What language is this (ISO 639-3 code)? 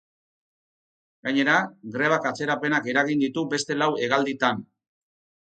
eus